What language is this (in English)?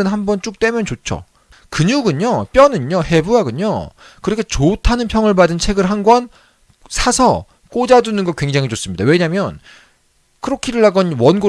Korean